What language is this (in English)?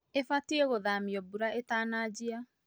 Kikuyu